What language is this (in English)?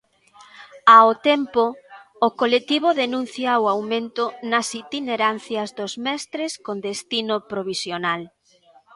Galician